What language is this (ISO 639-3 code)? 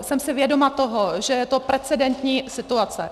ces